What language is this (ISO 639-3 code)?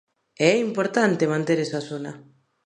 glg